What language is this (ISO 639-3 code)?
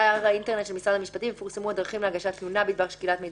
heb